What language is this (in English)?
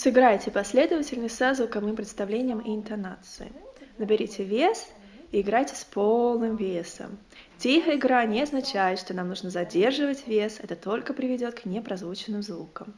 Russian